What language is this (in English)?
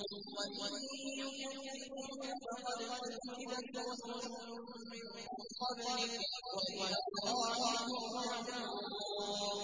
Arabic